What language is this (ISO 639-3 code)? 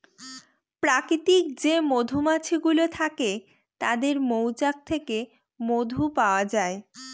ben